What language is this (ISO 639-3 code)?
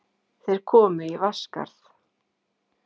isl